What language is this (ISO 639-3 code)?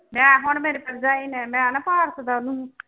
pan